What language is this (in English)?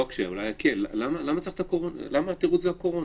Hebrew